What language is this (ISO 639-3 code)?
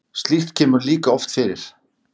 isl